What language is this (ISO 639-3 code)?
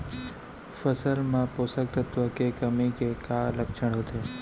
hne